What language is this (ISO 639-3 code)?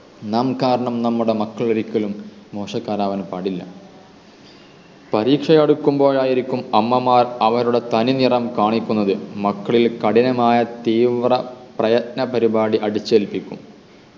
mal